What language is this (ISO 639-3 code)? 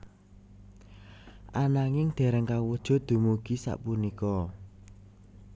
jav